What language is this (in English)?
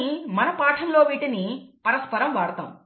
Telugu